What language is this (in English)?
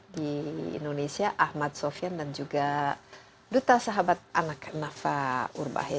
Indonesian